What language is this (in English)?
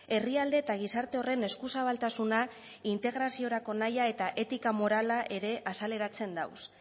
Basque